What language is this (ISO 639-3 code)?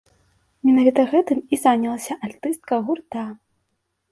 bel